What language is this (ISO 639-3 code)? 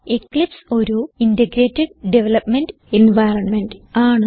mal